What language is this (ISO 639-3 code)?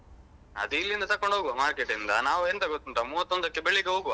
kan